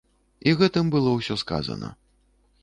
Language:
Belarusian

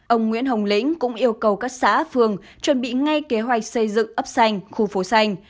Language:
Vietnamese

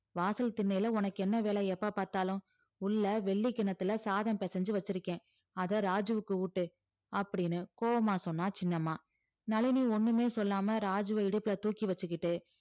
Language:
Tamil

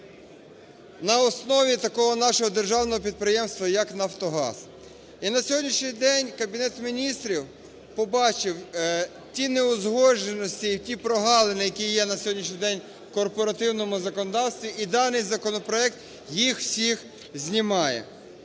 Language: Ukrainian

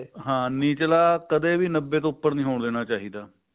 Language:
Punjabi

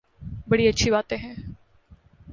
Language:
Urdu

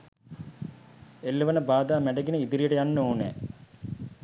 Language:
Sinhala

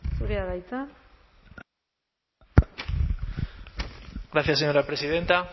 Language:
Basque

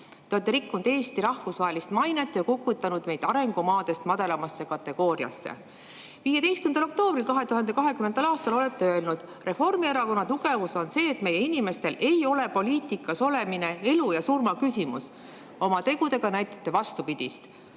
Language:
Estonian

